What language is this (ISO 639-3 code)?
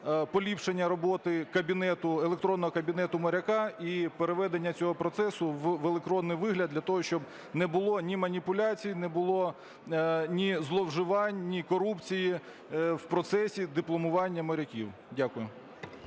ukr